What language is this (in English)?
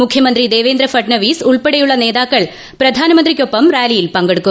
Malayalam